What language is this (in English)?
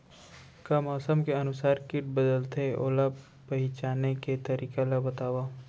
Chhattisgarhi